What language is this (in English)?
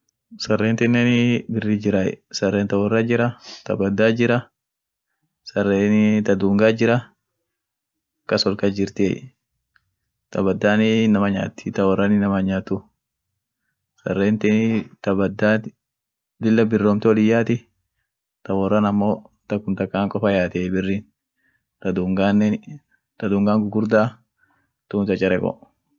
Orma